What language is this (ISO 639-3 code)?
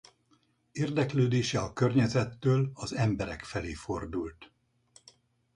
hun